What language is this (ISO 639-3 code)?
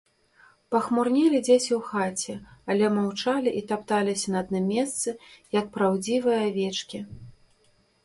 bel